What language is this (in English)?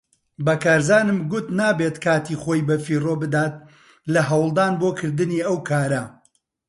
Central Kurdish